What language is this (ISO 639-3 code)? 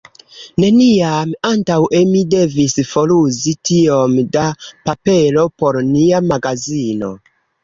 epo